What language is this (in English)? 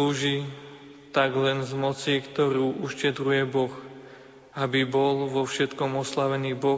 Slovak